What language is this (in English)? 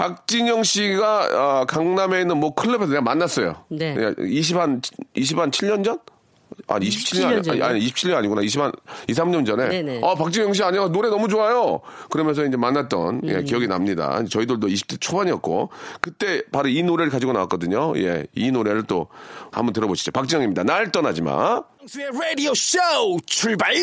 Korean